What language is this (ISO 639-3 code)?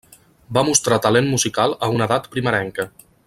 cat